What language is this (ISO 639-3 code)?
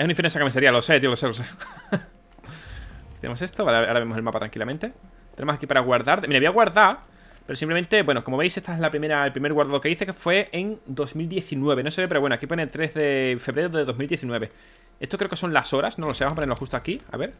spa